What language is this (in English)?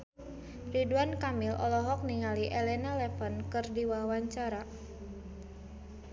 Sundanese